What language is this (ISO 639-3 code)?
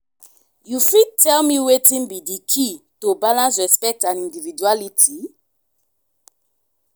pcm